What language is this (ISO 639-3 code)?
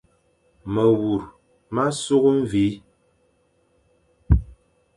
fan